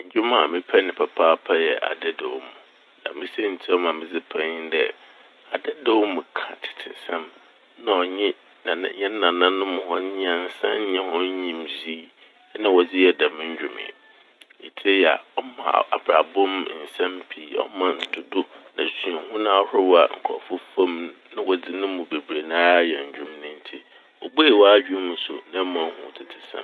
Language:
Akan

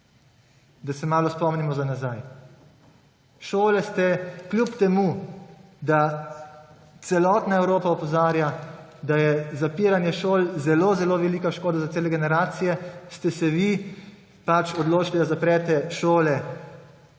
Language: Slovenian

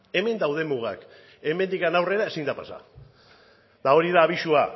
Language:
Basque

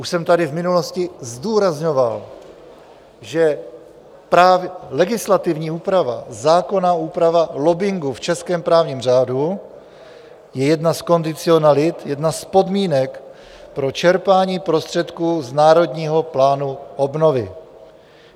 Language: Czech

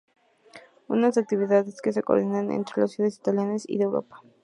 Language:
Spanish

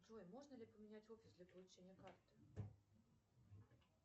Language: Russian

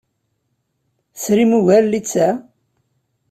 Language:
Kabyle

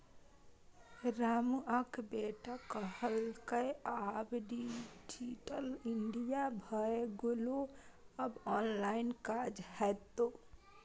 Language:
Maithili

